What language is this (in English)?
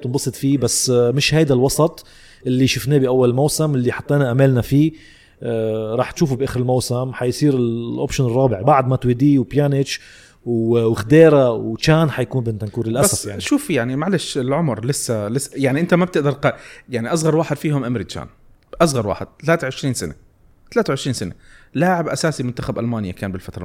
Arabic